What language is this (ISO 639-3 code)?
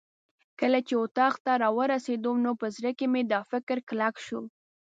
pus